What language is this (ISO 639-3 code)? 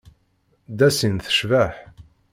kab